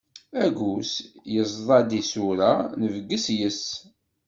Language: Kabyle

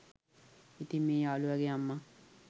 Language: Sinhala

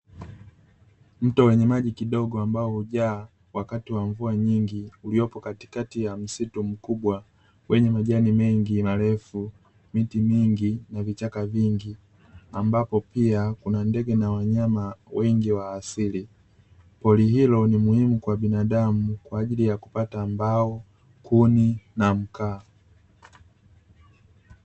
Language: Swahili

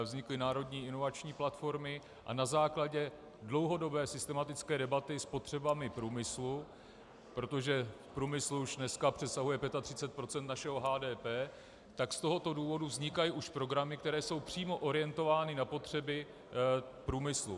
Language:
Czech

